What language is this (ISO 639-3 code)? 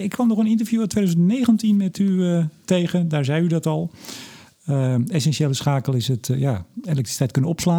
nld